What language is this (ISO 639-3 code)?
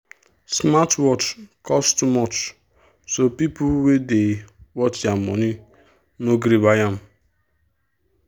pcm